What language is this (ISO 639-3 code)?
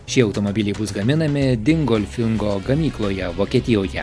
lit